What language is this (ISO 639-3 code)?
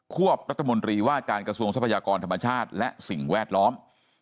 tha